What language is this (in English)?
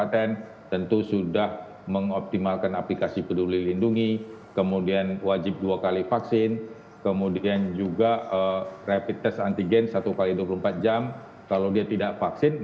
Indonesian